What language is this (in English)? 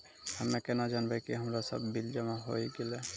Maithili